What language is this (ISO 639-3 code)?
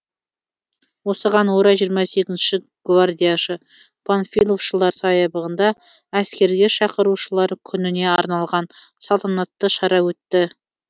kaz